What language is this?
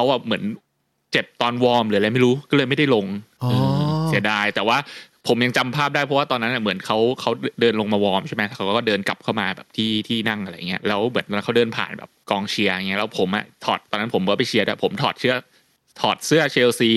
Thai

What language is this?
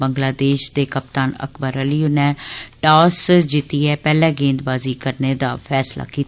Dogri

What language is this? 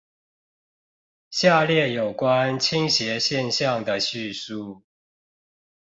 Chinese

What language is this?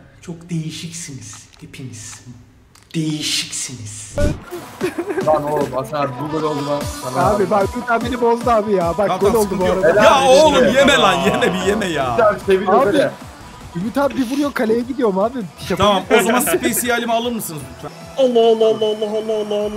Turkish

